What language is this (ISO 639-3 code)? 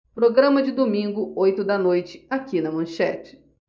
por